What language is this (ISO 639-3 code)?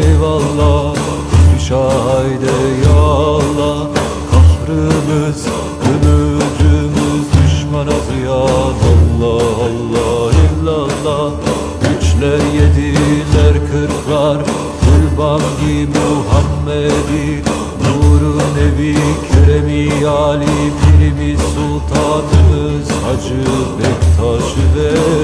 tur